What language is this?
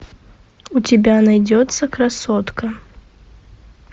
Russian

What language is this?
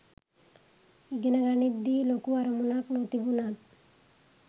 Sinhala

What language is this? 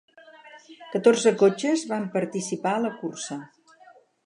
Catalan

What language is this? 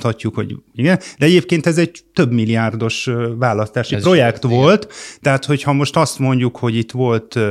Hungarian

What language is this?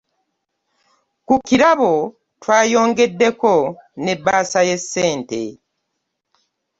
Ganda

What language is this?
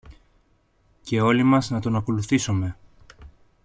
Greek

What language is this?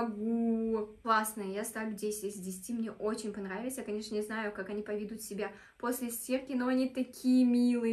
Russian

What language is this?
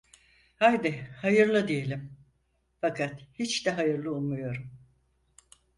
Turkish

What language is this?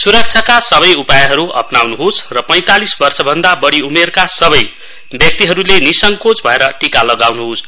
Nepali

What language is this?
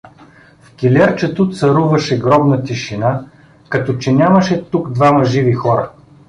Bulgarian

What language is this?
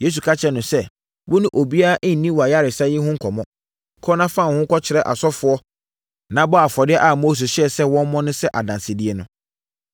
Akan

